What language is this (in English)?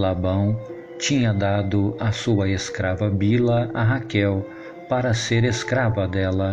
Portuguese